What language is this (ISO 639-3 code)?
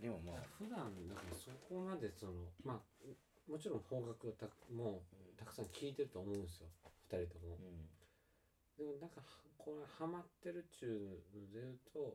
jpn